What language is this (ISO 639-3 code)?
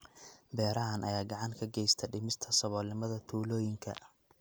som